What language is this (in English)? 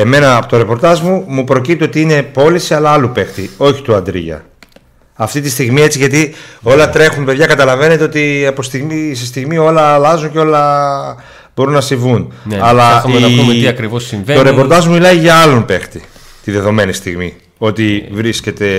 Greek